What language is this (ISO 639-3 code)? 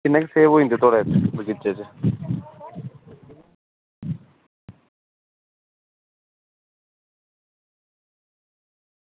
doi